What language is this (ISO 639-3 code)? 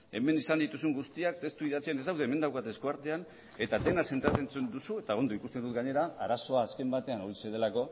eus